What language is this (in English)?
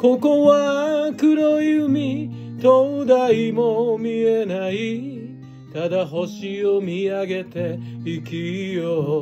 Japanese